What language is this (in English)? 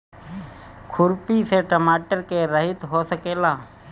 Bhojpuri